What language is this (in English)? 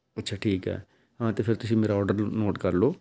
Punjabi